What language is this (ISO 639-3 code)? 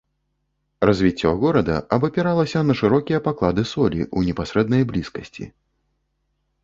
bel